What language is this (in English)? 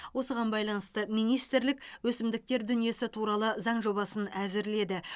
Kazakh